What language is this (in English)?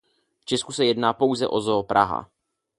Czech